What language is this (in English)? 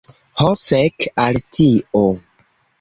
Esperanto